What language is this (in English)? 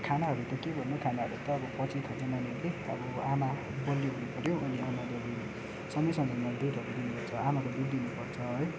Nepali